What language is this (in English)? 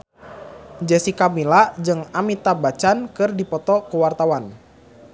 Sundanese